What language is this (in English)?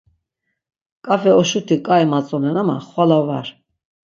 Laz